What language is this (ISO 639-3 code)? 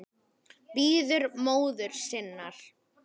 isl